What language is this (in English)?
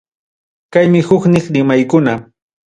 Ayacucho Quechua